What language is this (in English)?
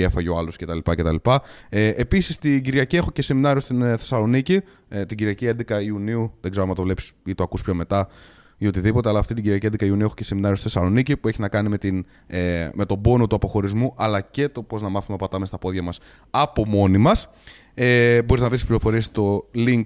Greek